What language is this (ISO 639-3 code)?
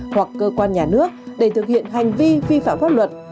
vie